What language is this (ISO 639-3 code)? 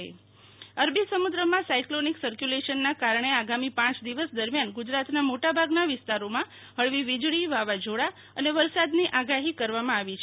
guj